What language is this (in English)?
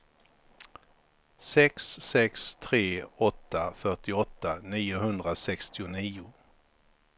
Swedish